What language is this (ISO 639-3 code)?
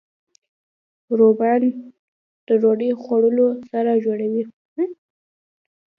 pus